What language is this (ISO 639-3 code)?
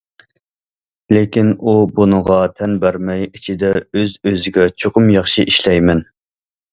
uig